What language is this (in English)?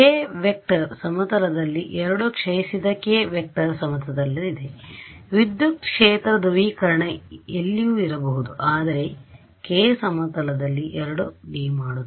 Kannada